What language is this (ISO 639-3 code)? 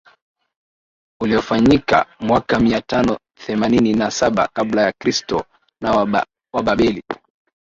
swa